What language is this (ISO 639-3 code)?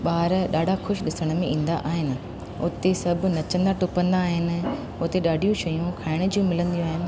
snd